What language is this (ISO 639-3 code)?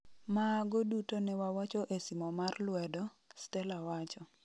luo